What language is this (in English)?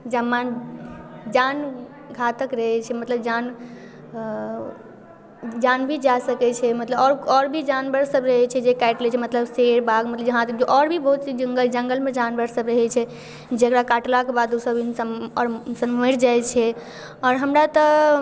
Maithili